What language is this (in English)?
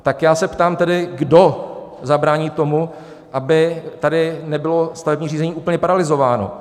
Czech